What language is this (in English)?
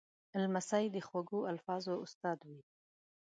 Pashto